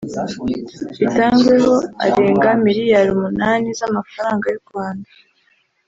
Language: Kinyarwanda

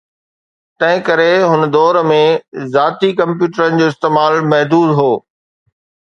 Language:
Sindhi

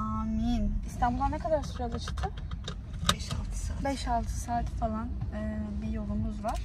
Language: Turkish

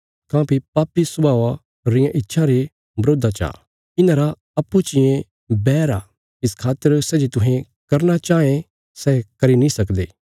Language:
Bilaspuri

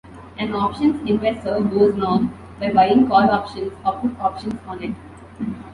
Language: English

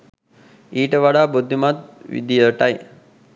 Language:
Sinhala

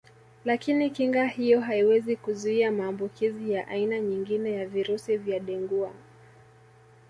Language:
Swahili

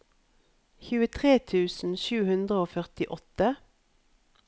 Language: Norwegian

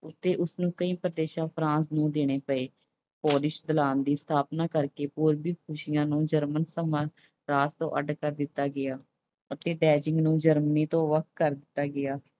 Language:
Punjabi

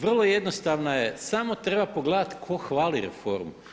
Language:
Croatian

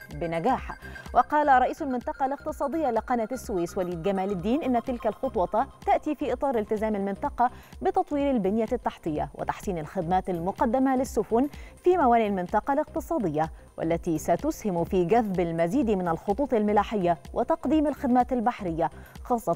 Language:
Arabic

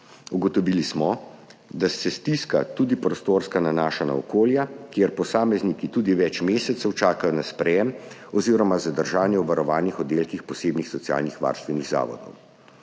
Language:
Slovenian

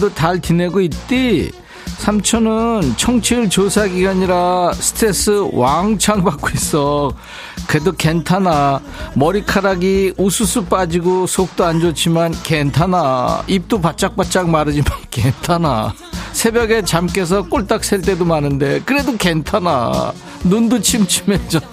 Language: Korean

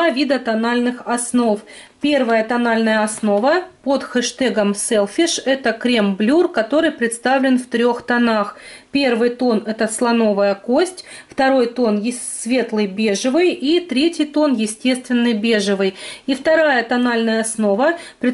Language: Russian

